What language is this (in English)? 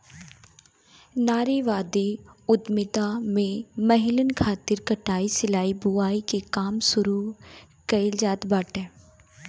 Bhojpuri